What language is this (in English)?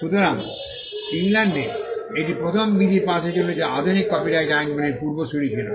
Bangla